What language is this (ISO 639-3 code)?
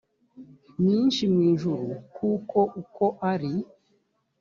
kin